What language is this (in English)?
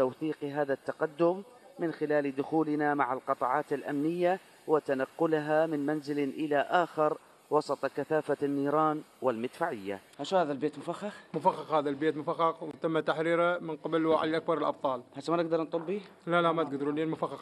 Arabic